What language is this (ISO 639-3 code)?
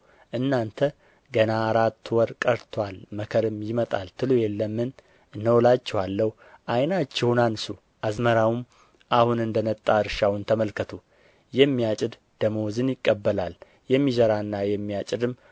amh